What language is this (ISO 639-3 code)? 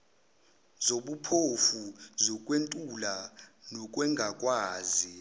zul